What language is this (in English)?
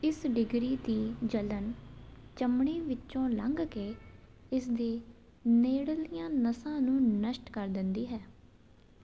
Punjabi